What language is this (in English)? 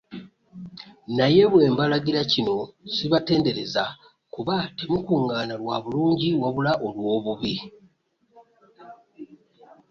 Ganda